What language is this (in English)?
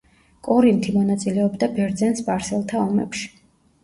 Georgian